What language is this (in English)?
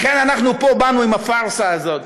Hebrew